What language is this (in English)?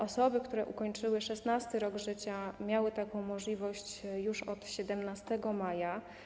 Polish